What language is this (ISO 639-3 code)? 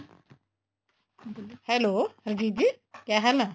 pan